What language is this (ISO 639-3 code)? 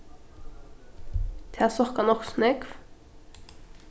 fao